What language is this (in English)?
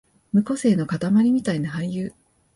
Japanese